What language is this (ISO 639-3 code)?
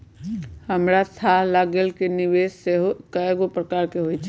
mag